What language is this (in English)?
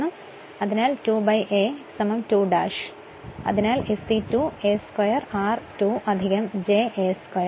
Malayalam